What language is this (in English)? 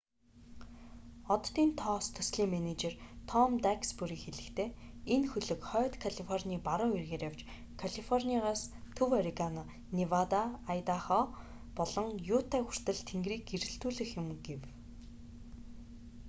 Mongolian